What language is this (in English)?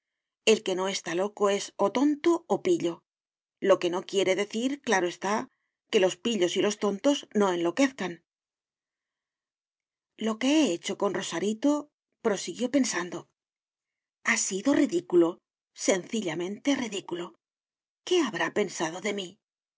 Spanish